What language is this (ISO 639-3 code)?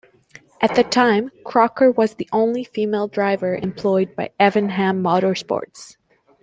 eng